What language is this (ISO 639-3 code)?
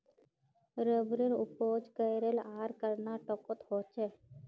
mag